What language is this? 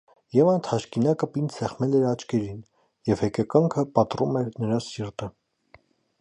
Armenian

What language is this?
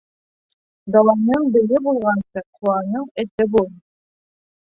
Bashkir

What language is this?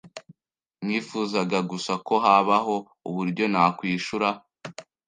Kinyarwanda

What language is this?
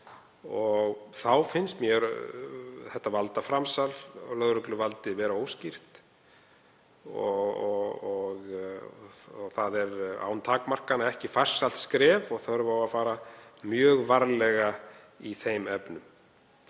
Icelandic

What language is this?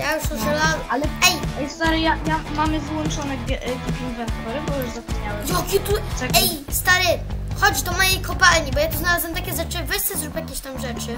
Polish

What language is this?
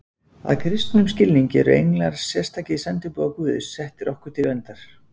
Icelandic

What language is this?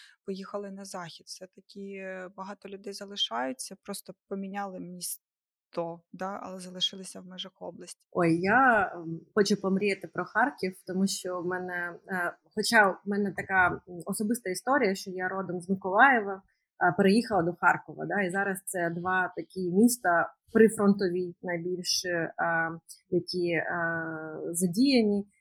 Ukrainian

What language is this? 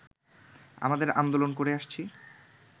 Bangla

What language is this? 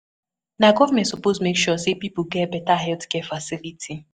Nigerian Pidgin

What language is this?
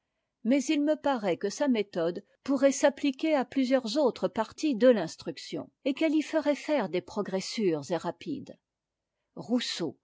French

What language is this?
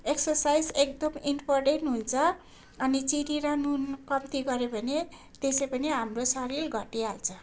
Nepali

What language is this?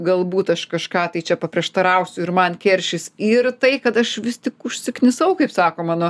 Lithuanian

